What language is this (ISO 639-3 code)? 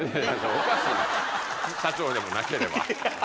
jpn